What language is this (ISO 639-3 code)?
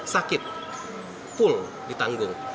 ind